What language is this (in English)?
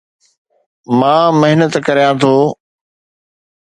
Sindhi